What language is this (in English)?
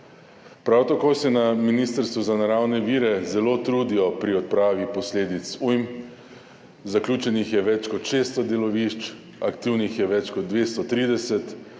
Slovenian